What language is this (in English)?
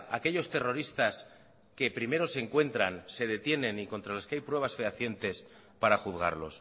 Spanish